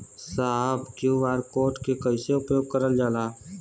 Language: Bhojpuri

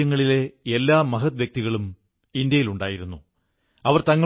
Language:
Malayalam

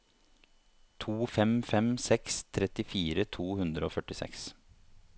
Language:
Norwegian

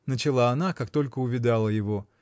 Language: Russian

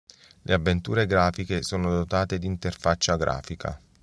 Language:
Italian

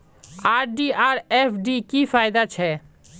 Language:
Magahi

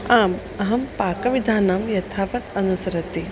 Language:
Sanskrit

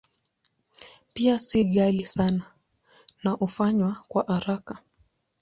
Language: Swahili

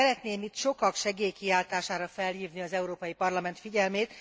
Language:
Hungarian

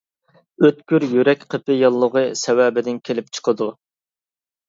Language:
Uyghur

